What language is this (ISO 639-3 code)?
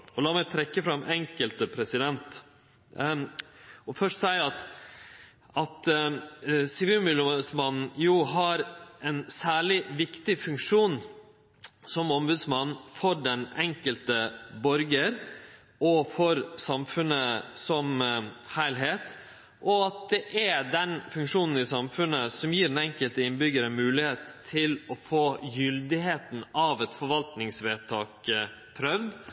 nno